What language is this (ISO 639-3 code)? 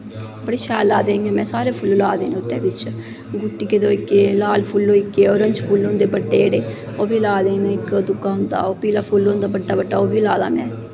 doi